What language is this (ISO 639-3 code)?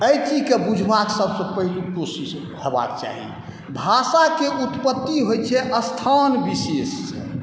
mai